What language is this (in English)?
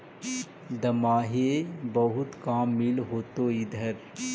Magahi